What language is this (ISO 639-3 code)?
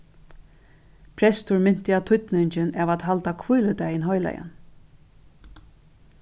fao